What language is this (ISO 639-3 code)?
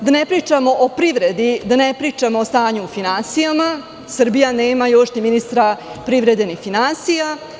srp